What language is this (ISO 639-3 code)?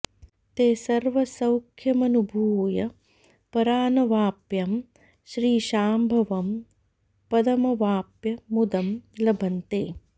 san